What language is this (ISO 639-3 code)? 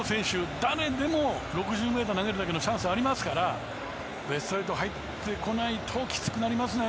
jpn